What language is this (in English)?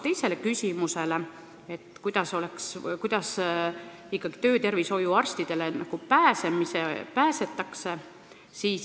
Estonian